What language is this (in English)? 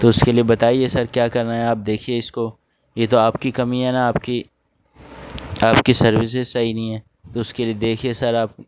Urdu